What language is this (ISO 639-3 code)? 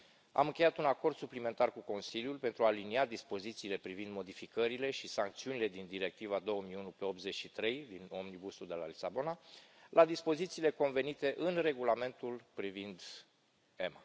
ron